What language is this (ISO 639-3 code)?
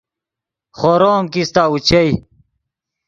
ydg